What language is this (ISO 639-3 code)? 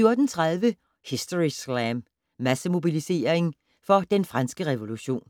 dan